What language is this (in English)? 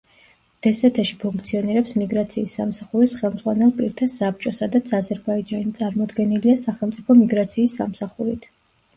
Georgian